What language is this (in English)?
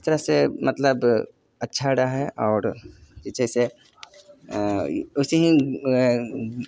Maithili